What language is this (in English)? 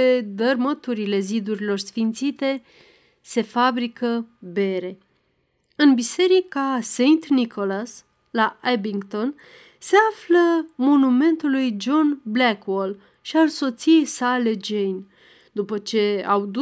Romanian